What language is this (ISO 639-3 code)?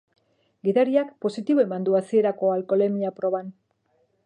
eus